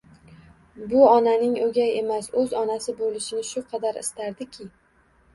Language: Uzbek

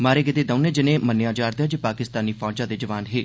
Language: Dogri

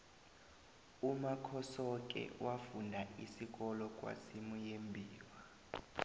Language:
South Ndebele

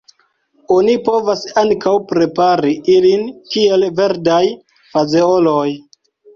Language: Esperanto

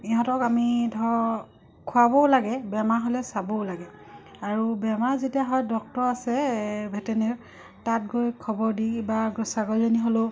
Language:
Assamese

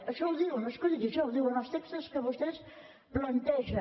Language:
Catalan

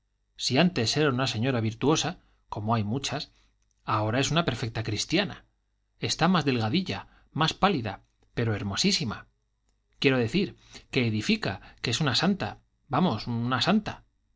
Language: Spanish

